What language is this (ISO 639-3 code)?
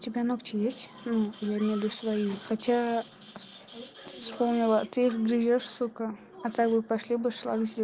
rus